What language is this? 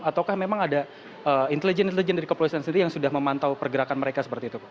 Indonesian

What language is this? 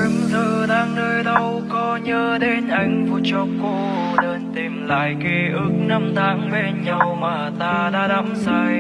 Vietnamese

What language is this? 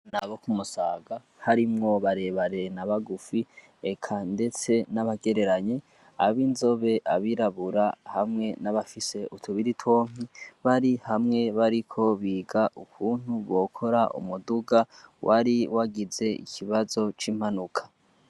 Rundi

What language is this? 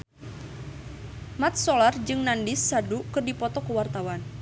Sundanese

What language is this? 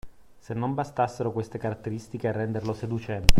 Italian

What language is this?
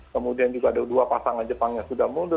Indonesian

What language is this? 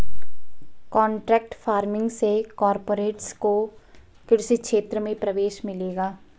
Hindi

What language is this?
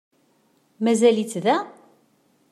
Kabyle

